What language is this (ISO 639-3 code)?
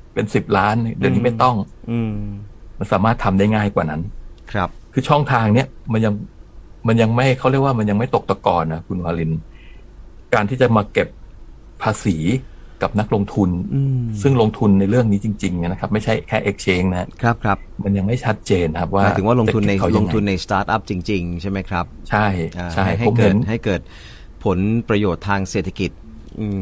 tha